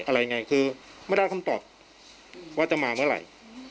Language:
Thai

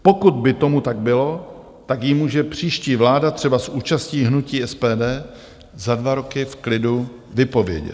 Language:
Czech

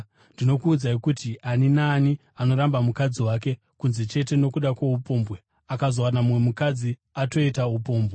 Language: Shona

